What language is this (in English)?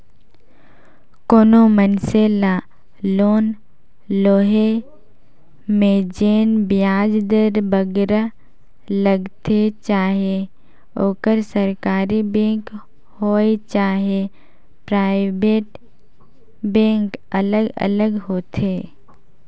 Chhattisgarhi